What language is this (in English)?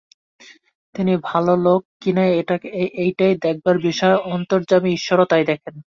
Bangla